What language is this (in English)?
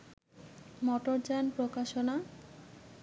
Bangla